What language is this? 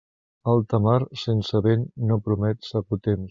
Catalan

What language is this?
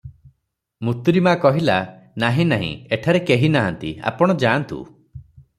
Odia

